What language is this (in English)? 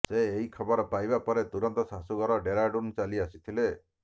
Odia